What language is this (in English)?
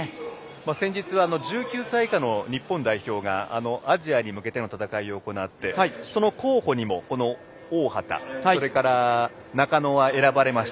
Japanese